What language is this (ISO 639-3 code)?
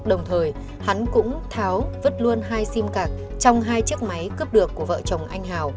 vie